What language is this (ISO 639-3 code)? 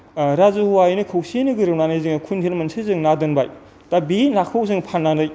brx